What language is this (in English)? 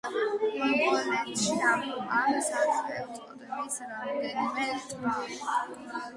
Georgian